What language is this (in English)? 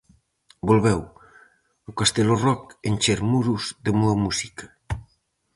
Galician